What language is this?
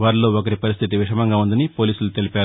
Telugu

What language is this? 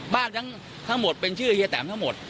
Thai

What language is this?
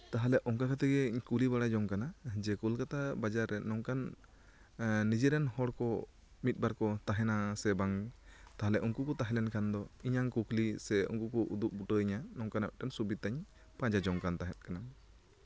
Santali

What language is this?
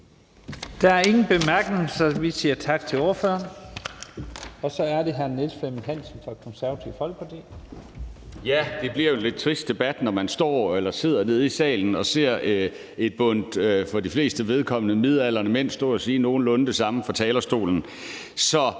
Danish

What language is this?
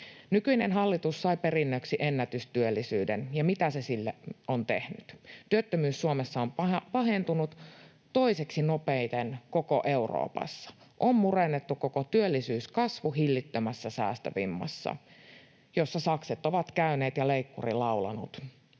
Finnish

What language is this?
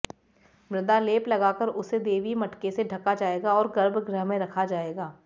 Hindi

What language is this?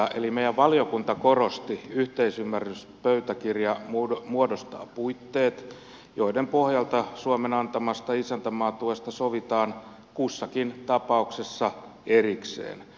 Finnish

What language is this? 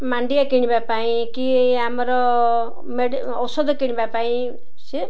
Odia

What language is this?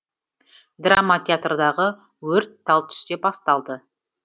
Kazakh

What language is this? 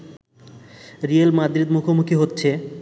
Bangla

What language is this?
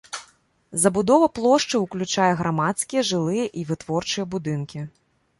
Belarusian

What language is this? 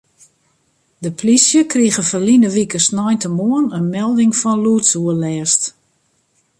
Western Frisian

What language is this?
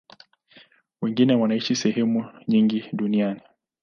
Swahili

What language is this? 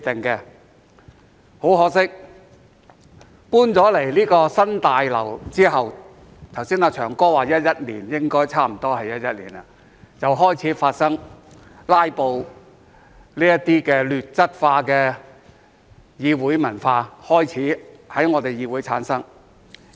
Cantonese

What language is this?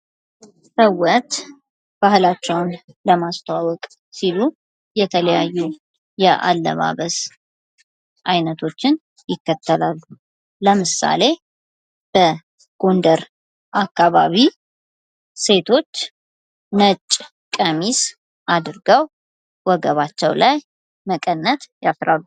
Amharic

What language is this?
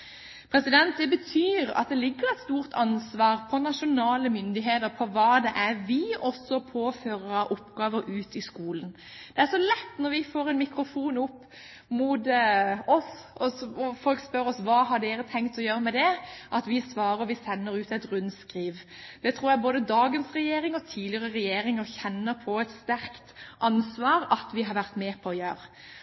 Norwegian Bokmål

